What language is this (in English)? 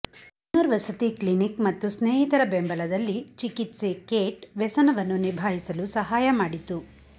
Kannada